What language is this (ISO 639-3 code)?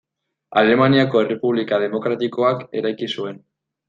eus